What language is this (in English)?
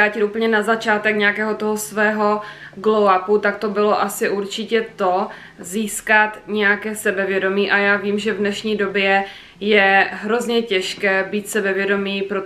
Czech